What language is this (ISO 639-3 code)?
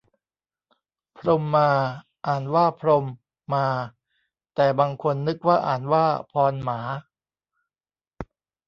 tha